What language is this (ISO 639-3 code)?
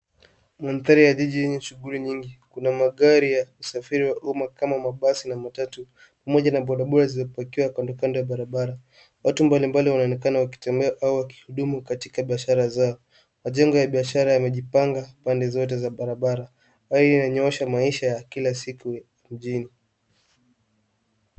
swa